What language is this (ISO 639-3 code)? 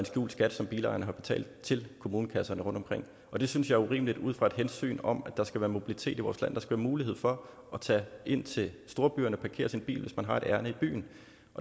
dan